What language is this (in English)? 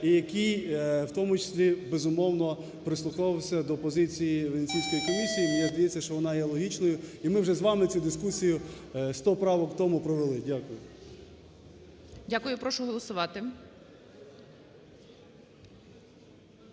Ukrainian